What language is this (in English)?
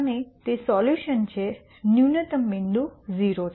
Gujarati